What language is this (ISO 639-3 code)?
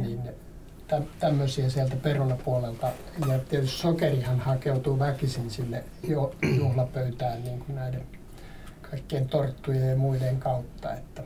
fin